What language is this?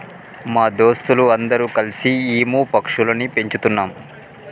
Telugu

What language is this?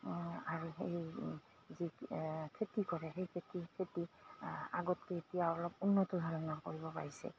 Assamese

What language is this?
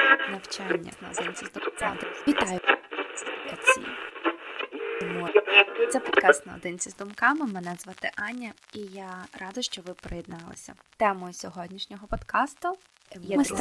Ukrainian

